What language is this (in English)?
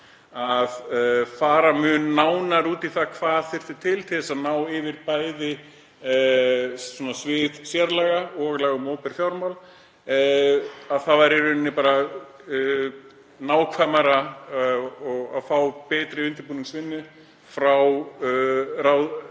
Icelandic